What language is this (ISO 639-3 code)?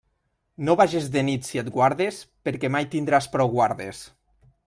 cat